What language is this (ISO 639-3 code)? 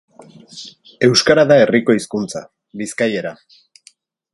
eus